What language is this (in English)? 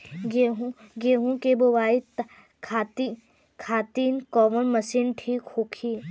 Bhojpuri